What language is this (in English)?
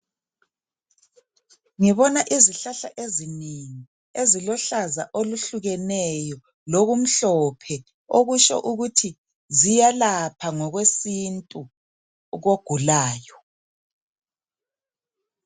North Ndebele